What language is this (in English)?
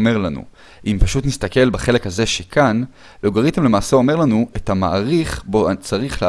Hebrew